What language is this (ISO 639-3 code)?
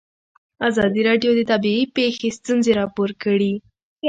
pus